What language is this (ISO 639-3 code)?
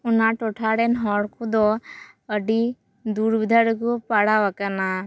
sat